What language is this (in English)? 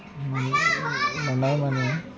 Bodo